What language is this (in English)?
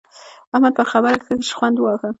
Pashto